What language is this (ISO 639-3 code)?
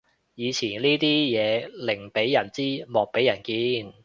yue